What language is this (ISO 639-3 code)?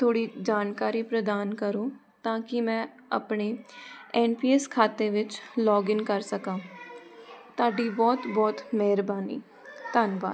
pan